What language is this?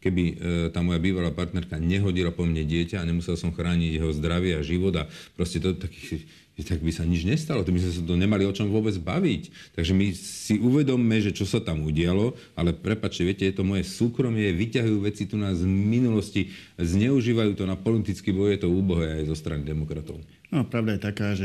Slovak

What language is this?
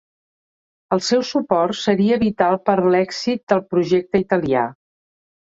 Catalan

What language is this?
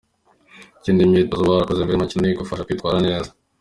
Kinyarwanda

